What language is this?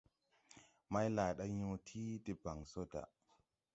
Tupuri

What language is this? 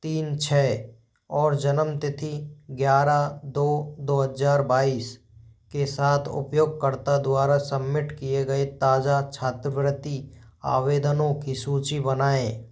Hindi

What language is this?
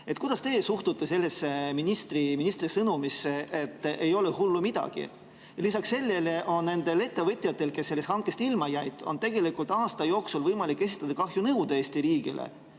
Estonian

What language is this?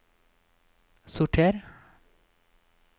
Norwegian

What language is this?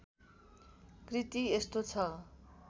Nepali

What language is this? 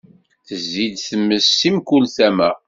Kabyle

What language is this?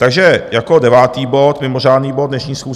Czech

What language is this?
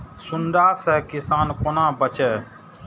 Maithili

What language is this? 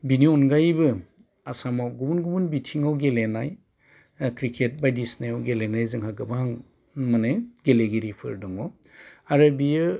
Bodo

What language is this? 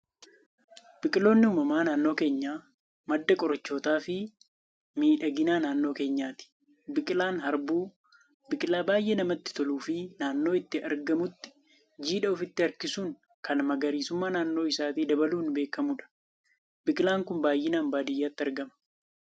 Oromo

